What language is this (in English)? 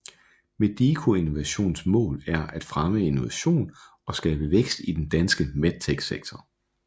Danish